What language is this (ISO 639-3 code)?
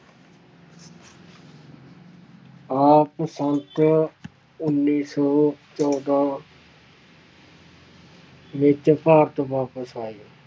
pan